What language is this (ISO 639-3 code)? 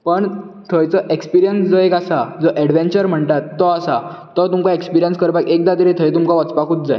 kok